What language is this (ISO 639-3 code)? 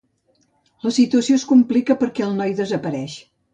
cat